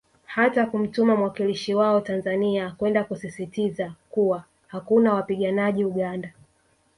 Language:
Swahili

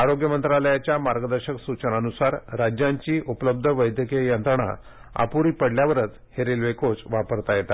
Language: Marathi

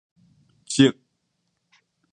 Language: Min Nan Chinese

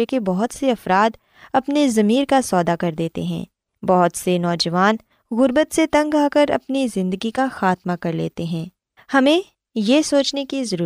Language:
Urdu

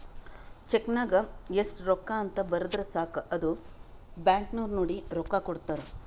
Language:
Kannada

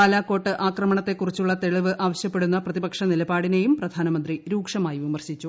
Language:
Malayalam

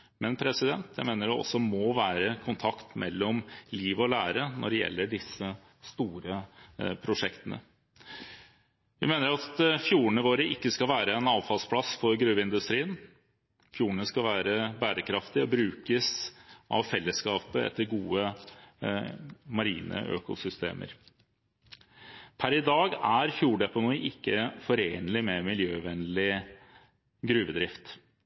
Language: Norwegian Bokmål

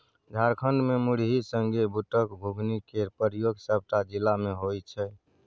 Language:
Maithili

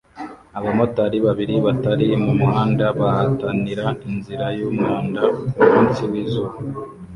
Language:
Kinyarwanda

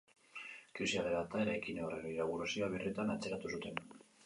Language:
Basque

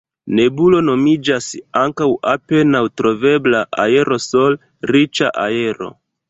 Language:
Esperanto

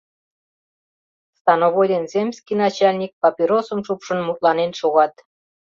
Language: Mari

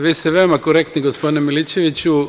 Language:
Serbian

